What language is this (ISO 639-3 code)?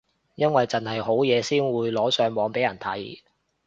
yue